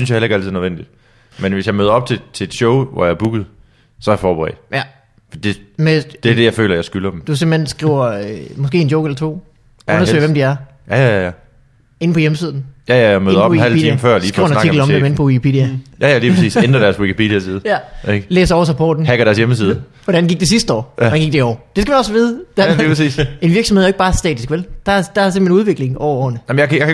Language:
Danish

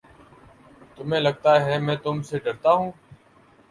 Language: Urdu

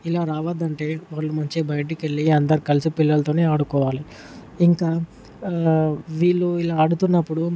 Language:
Telugu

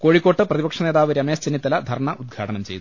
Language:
Malayalam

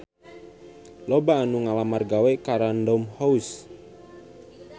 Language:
Sundanese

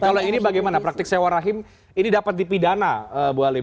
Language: Indonesian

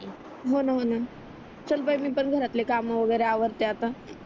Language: Marathi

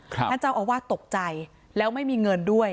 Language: Thai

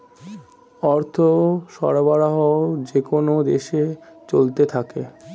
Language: Bangla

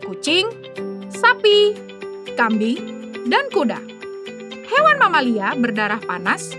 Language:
Indonesian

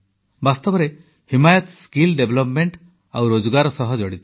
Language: Odia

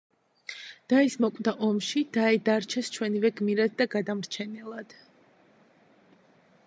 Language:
Georgian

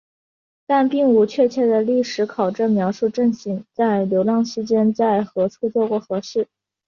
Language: Chinese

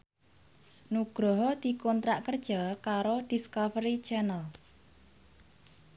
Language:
Javanese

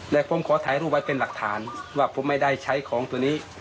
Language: Thai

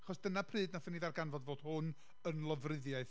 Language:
Welsh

